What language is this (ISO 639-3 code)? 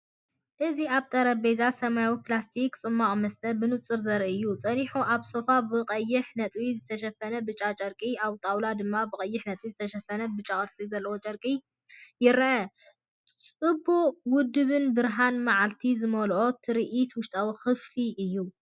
tir